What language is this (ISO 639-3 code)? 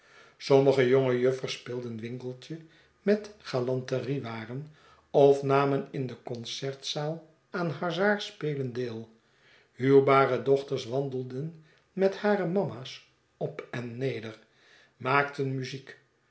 nld